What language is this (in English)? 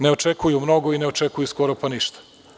Serbian